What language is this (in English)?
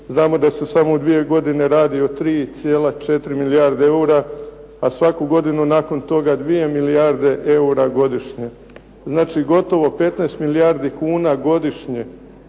Croatian